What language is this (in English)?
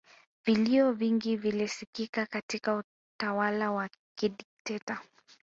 Swahili